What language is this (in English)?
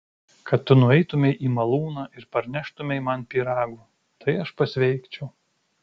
Lithuanian